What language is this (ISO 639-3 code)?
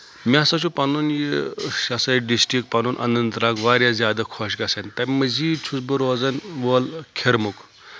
kas